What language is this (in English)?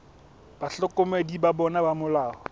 Southern Sotho